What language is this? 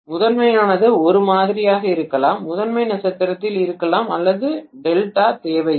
Tamil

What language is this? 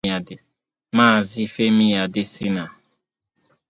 Igbo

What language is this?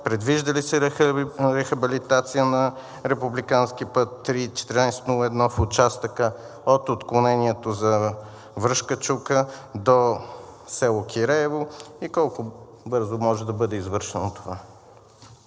Bulgarian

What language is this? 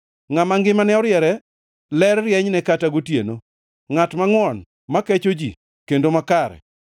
Luo (Kenya and Tanzania)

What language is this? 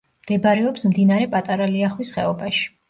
Georgian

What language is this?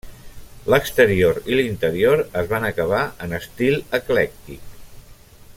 Catalan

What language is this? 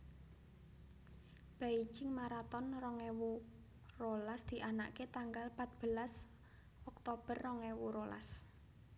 Javanese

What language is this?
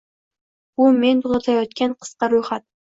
Uzbek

